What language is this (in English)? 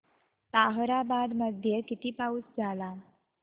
Marathi